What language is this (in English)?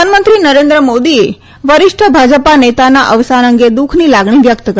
Gujarati